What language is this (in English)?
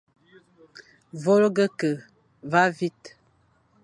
Fang